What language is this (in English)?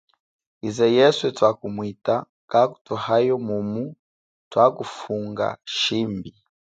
Chokwe